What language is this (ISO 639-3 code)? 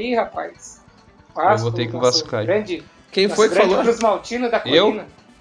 por